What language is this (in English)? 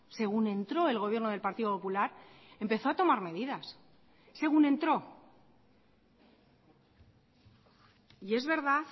Spanish